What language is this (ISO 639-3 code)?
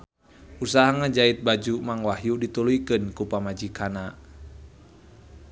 sun